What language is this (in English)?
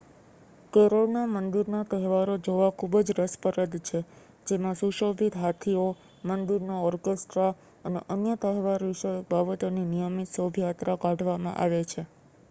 Gujarati